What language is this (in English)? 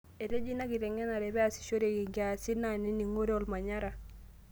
Masai